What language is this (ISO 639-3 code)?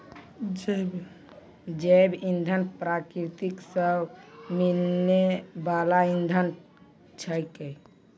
mai